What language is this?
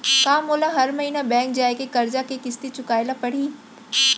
Chhattisgarhi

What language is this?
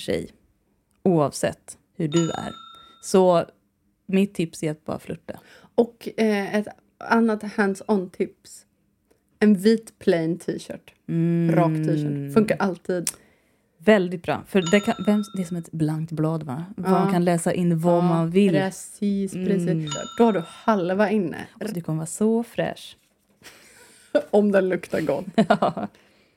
Swedish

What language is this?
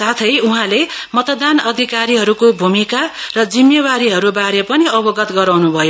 Nepali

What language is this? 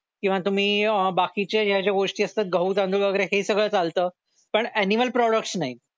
Marathi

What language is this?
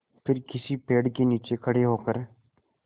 Hindi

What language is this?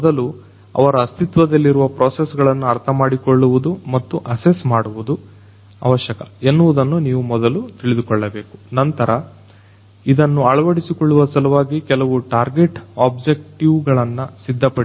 Kannada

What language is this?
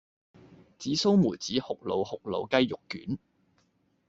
Cantonese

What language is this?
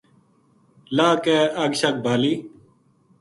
Gujari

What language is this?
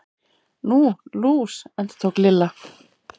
Icelandic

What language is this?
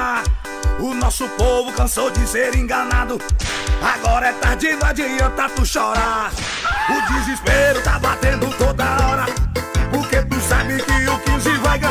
Portuguese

